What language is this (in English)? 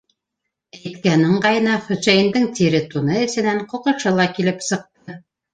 Bashkir